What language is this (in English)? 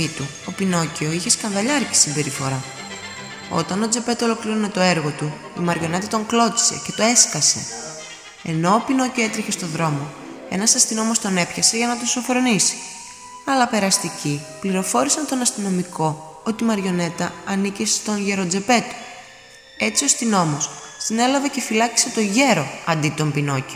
Greek